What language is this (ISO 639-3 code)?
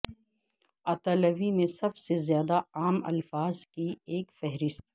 urd